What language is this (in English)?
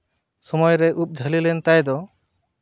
Santali